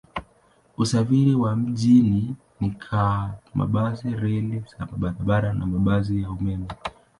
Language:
Swahili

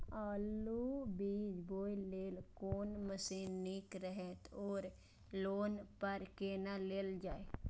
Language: Maithili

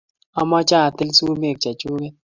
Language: Kalenjin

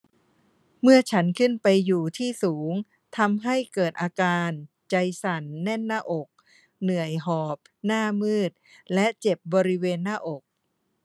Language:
Thai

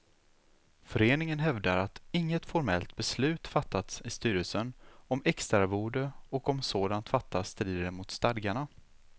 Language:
Swedish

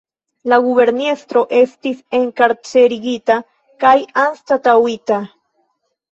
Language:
Esperanto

